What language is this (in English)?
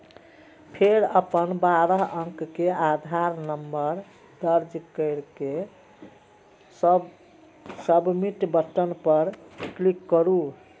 Maithili